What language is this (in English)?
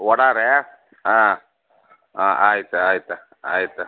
Kannada